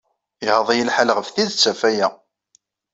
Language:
Kabyle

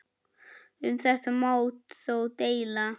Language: Icelandic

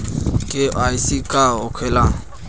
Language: Bhojpuri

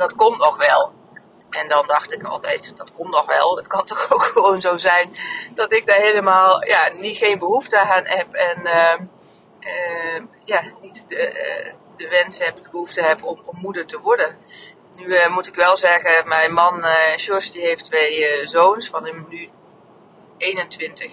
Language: Dutch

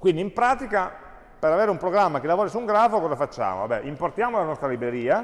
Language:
Italian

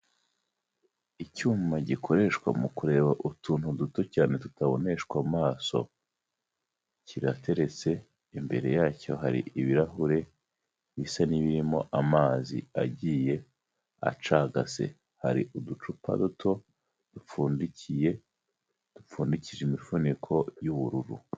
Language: Kinyarwanda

